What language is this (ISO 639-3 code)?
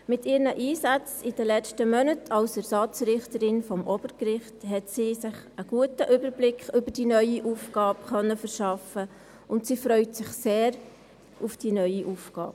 gsw